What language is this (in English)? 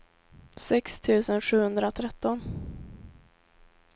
Swedish